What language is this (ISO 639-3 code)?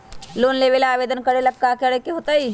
mag